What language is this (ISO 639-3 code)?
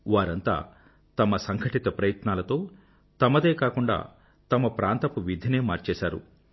tel